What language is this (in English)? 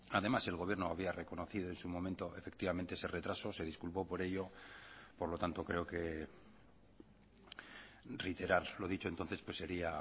Spanish